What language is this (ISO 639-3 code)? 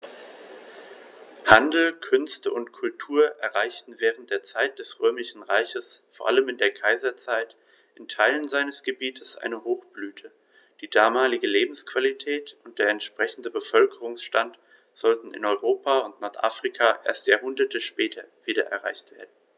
deu